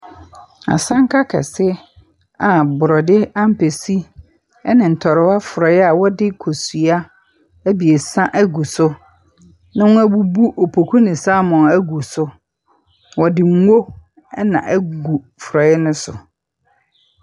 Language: Akan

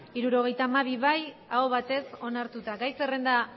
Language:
Basque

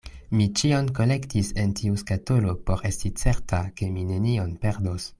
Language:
Esperanto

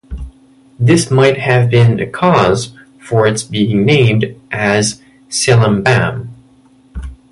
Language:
English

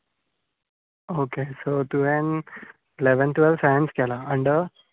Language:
Konkani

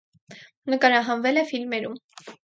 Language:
Armenian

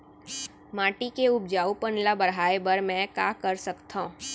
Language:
Chhattisgarhi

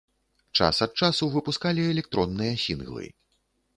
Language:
Belarusian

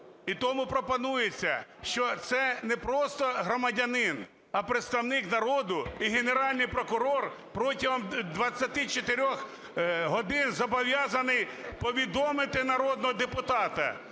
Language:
Ukrainian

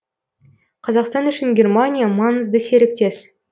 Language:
Kazakh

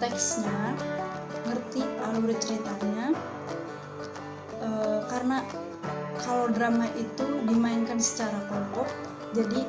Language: Indonesian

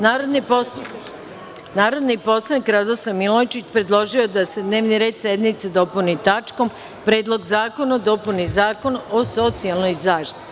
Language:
Serbian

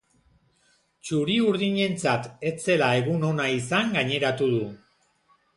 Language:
Basque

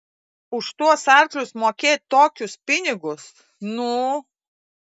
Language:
Lithuanian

